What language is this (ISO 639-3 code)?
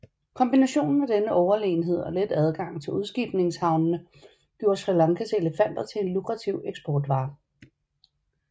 dan